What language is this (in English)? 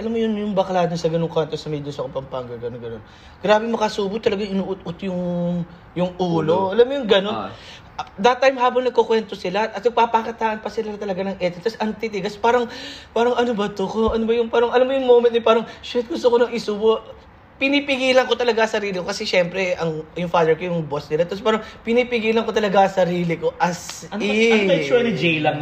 Filipino